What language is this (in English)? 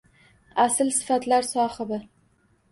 Uzbek